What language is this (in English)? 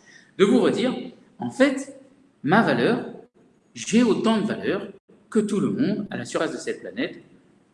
French